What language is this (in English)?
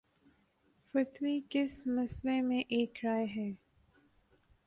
Urdu